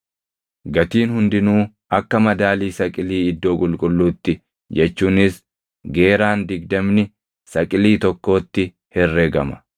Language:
Oromo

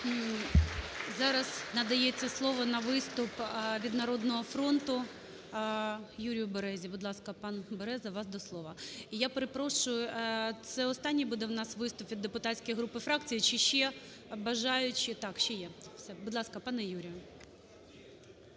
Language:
Ukrainian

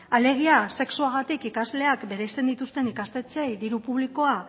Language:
Basque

